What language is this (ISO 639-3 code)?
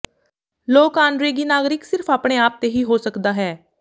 pan